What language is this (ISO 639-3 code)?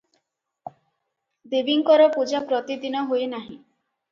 ori